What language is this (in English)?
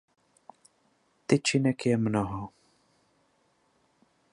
Czech